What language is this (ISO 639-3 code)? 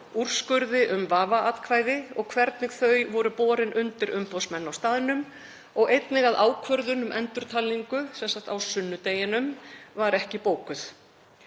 isl